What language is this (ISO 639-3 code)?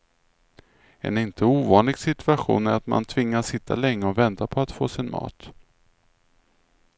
swe